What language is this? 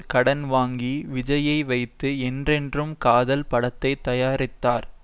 Tamil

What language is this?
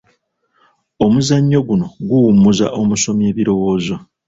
Ganda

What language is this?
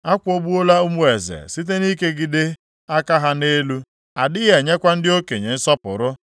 Igbo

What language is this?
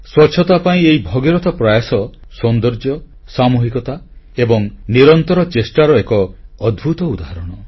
Odia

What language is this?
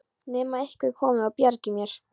Icelandic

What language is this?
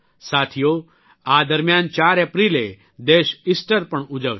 Gujarati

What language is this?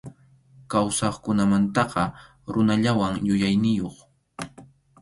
Arequipa-La Unión Quechua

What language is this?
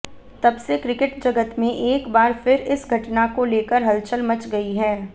Hindi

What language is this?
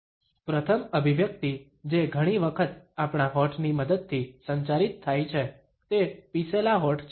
Gujarati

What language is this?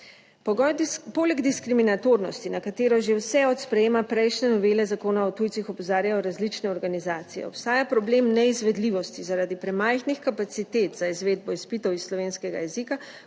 Slovenian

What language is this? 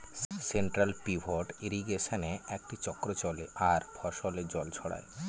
Bangla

